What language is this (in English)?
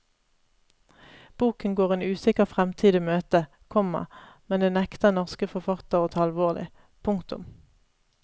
Norwegian